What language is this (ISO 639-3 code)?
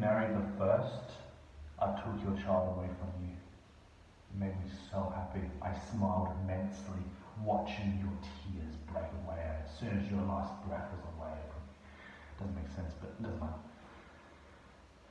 eng